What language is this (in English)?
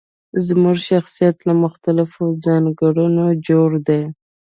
Pashto